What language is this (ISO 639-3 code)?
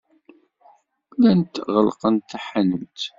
kab